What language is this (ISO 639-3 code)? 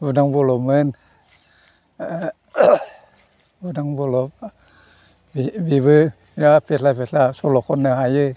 brx